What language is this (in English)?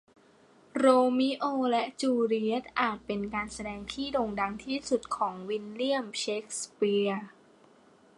Thai